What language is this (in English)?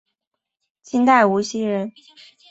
Chinese